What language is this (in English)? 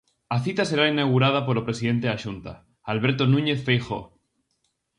Galician